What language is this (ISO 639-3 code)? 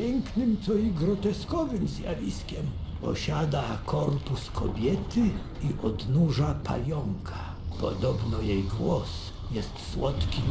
pol